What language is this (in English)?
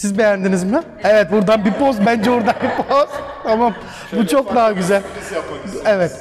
Turkish